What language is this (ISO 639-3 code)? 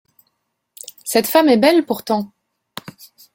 fra